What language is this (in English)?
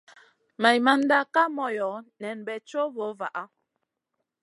Masana